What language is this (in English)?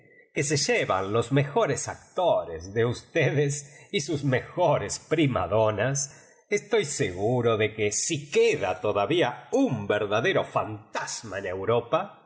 Spanish